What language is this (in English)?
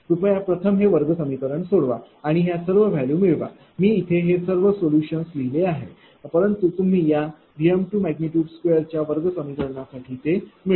Marathi